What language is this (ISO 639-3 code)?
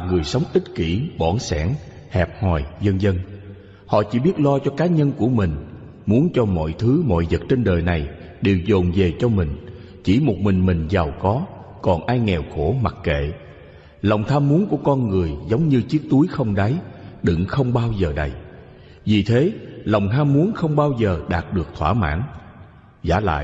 vie